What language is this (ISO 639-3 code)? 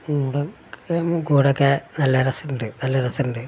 mal